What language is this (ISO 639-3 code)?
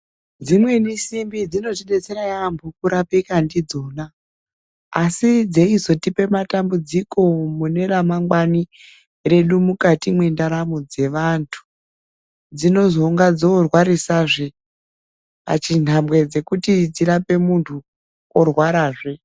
ndc